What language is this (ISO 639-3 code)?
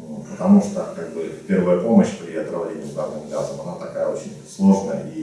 rus